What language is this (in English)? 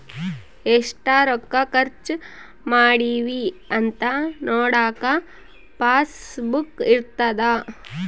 Kannada